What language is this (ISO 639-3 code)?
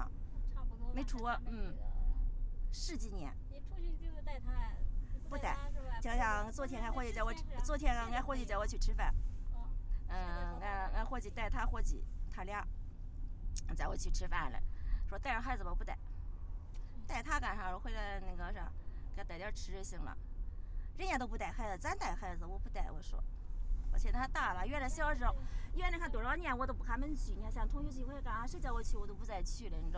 zho